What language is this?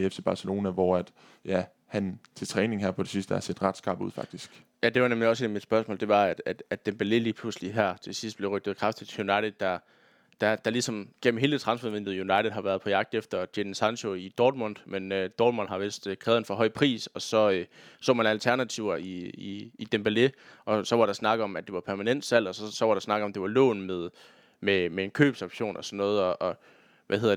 Danish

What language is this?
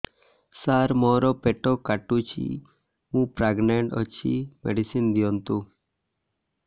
Odia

